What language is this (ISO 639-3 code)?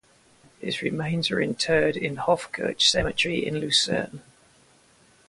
eng